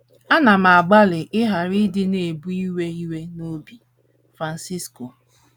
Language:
Igbo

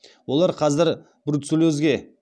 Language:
Kazakh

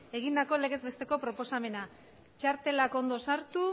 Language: Basque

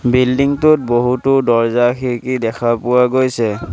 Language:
Assamese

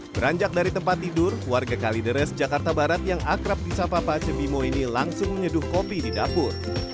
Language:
Indonesian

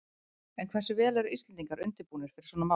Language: Icelandic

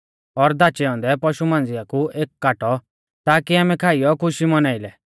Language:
Mahasu Pahari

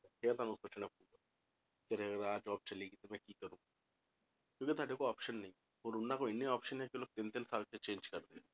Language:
Punjabi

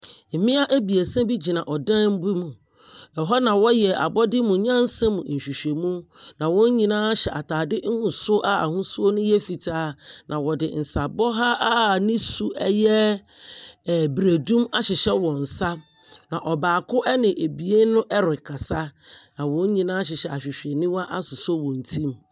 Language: Akan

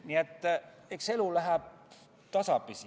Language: Estonian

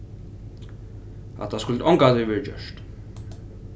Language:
Faroese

